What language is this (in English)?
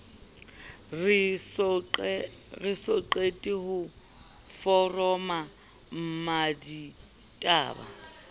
Southern Sotho